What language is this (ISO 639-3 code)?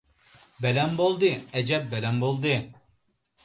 uig